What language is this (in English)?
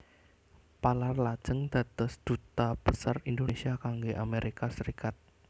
Javanese